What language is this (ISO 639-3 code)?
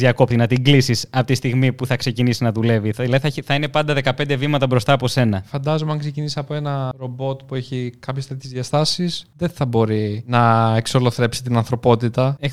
ell